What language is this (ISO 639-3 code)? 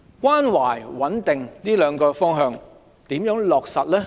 yue